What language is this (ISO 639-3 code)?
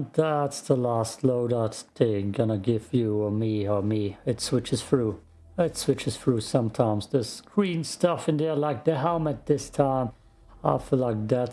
eng